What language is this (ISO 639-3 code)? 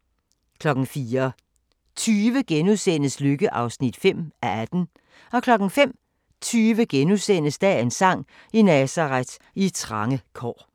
dan